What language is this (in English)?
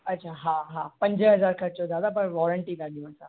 Sindhi